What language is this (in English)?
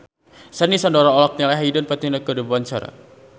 Sundanese